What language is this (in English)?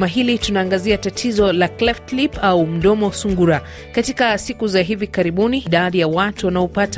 Swahili